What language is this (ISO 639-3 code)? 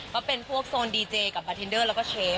tha